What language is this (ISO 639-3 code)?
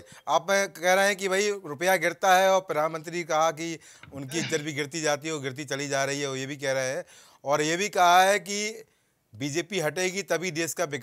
hin